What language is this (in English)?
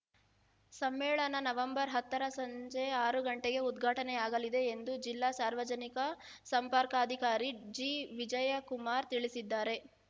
Kannada